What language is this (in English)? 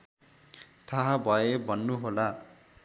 Nepali